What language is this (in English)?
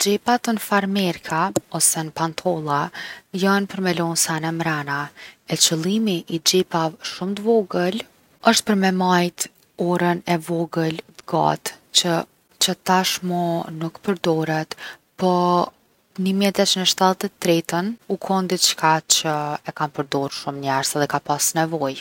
Gheg Albanian